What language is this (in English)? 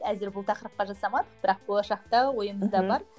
Kazakh